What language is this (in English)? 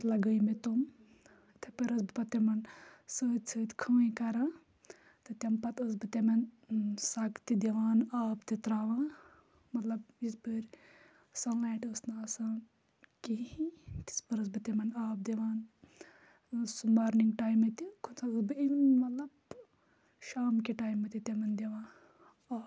Kashmiri